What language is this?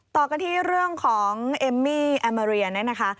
Thai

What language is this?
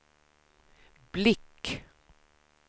Swedish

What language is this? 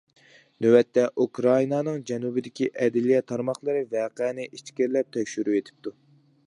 Uyghur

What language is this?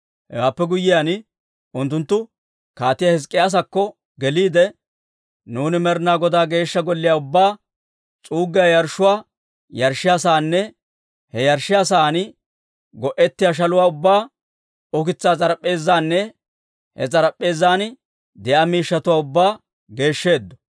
Dawro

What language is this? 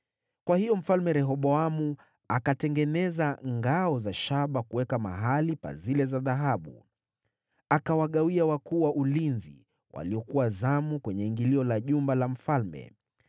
Swahili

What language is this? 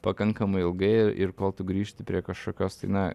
Lithuanian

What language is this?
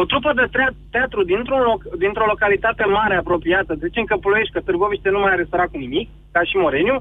Romanian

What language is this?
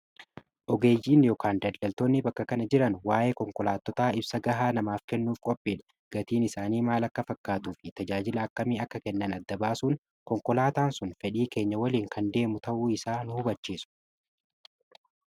Oromo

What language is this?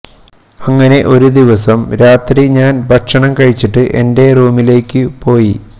Malayalam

